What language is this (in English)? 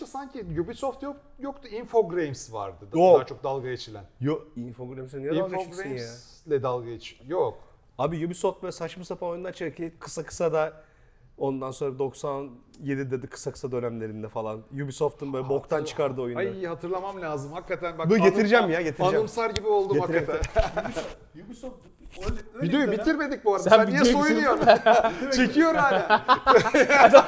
Turkish